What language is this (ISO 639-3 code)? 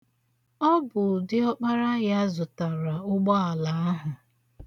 ibo